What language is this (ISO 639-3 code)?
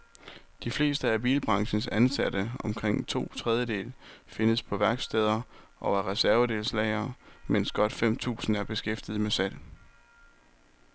dan